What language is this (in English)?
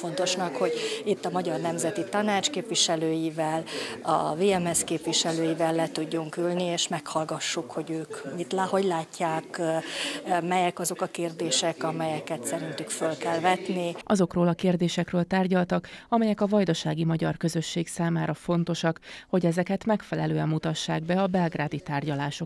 Hungarian